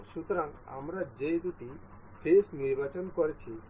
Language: Bangla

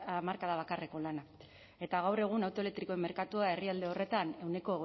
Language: Basque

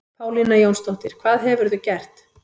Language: Icelandic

